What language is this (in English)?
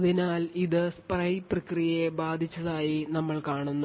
Malayalam